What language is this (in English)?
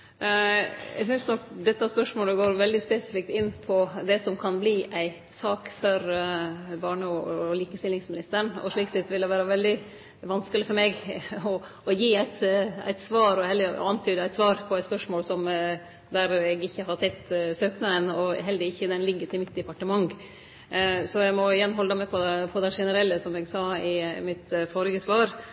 Norwegian Nynorsk